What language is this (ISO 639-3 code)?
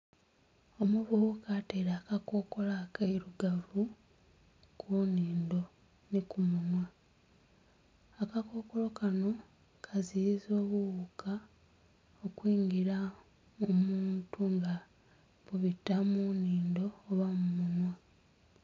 xog